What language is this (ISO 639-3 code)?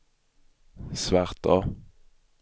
swe